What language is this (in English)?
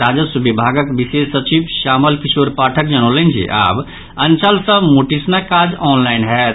Maithili